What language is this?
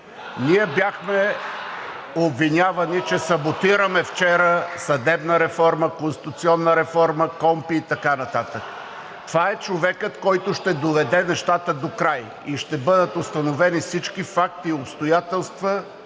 Bulgarian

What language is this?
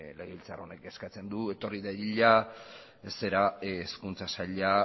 Basque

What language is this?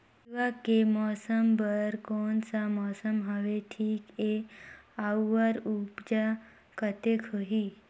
Chhattisgarhi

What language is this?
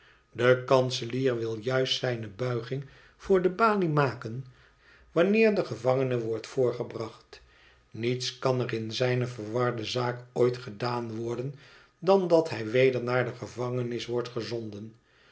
Dutch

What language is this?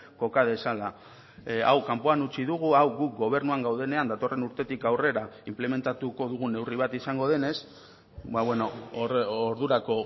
Basque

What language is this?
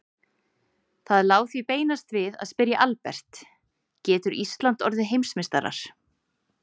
Icelandic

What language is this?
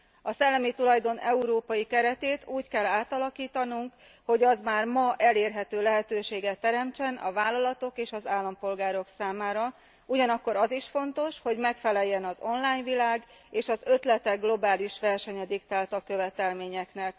Hungarian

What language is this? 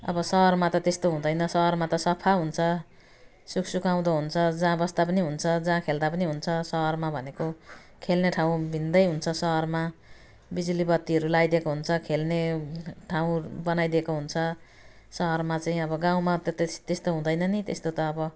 Nepali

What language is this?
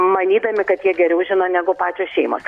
Lithuanian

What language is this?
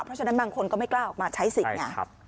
Thai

